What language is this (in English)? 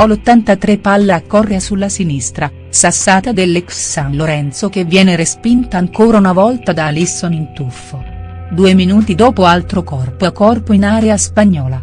Italian